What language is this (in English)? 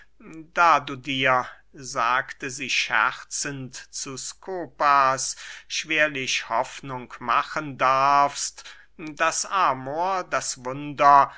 German